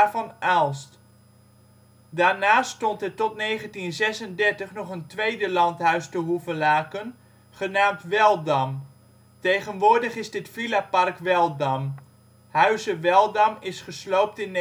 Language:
Dutch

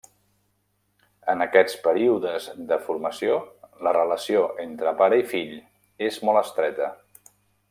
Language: Catalan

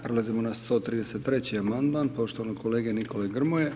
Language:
Croatian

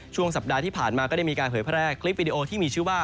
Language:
Thai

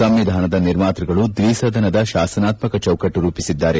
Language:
Kannada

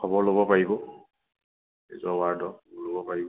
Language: Assamese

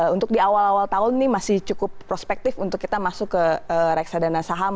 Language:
Indonesian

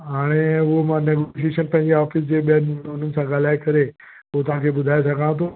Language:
Sindhi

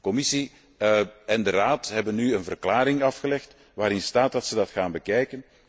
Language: Dutch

